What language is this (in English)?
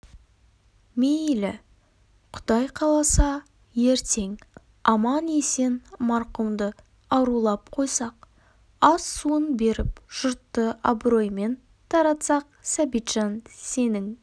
Kazakh